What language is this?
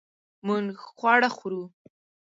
Pashto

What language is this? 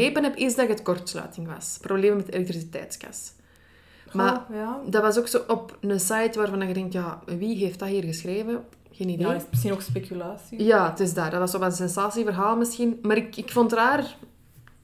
Dutch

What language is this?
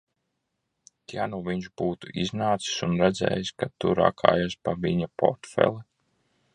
Latvian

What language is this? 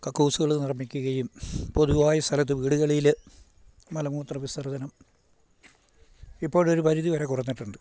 Malayalam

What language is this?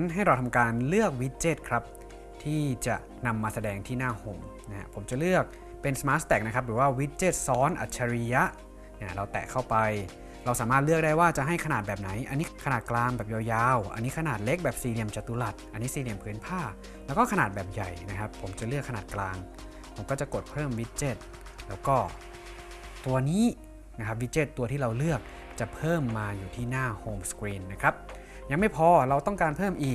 Thai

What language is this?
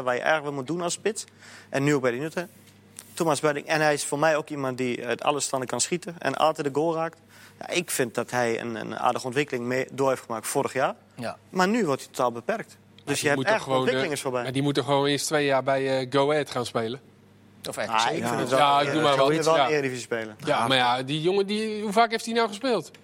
Dutch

